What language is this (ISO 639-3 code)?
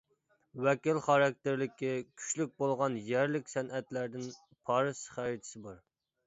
uig